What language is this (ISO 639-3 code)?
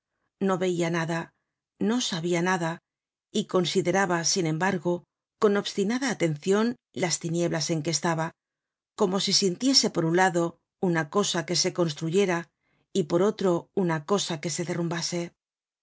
spa